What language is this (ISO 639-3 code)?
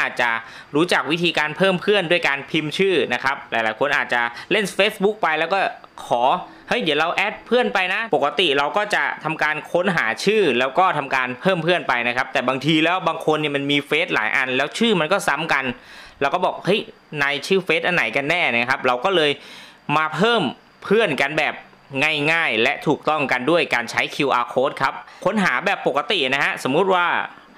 tha